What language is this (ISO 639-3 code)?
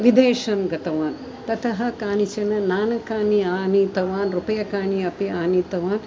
san